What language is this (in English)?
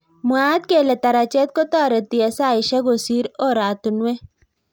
Kalenjin